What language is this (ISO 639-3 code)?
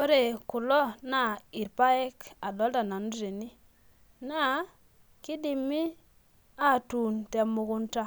mas